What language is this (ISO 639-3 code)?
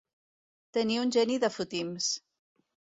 cat